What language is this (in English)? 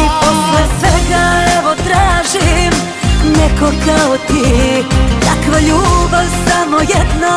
Romanian